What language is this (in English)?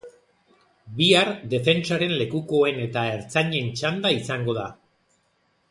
Basque